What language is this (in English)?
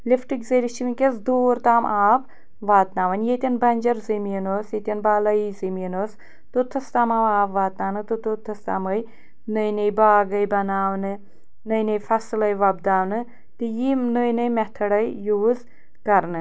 Kashmiri